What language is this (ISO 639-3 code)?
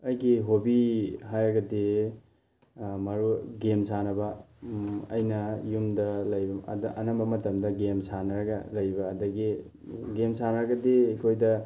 mni